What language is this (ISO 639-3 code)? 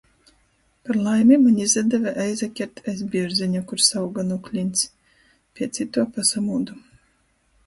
ltg